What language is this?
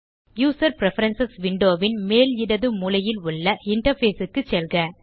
Tamil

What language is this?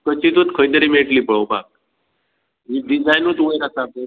Konkani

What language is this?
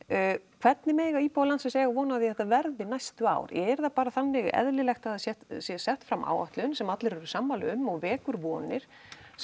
Icelandic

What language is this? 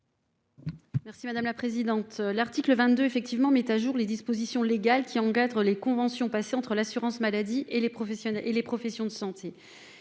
French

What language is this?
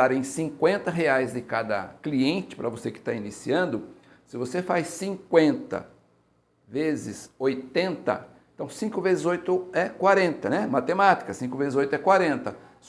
Portuguese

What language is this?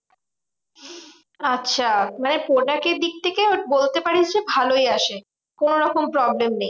Bangla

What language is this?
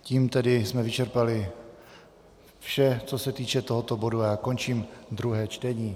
Czech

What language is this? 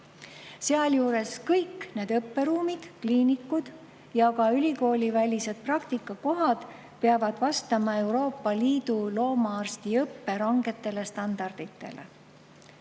Estonian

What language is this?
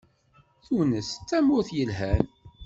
Kabyle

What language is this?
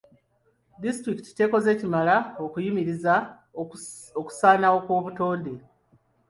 Ganda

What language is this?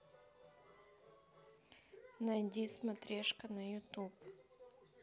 Russian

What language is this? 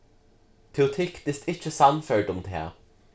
Faroese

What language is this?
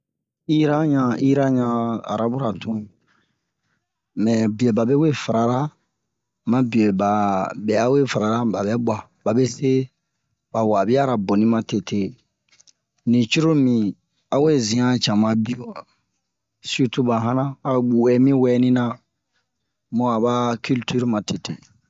Bomu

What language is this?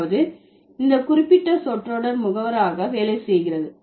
Tamil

